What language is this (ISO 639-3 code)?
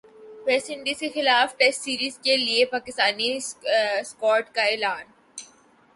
urd